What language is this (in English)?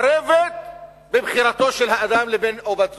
Hebrew